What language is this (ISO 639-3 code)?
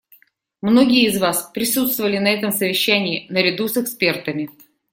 rus